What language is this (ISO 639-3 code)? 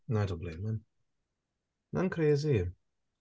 cym